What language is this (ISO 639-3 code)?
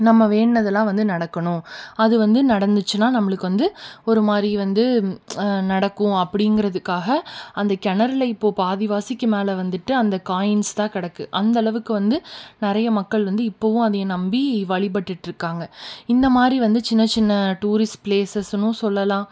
tam